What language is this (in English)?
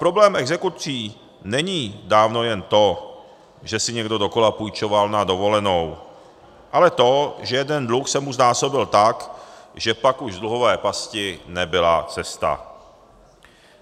Czech